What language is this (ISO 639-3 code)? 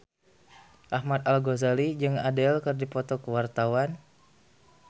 sun